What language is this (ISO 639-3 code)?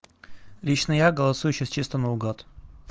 rus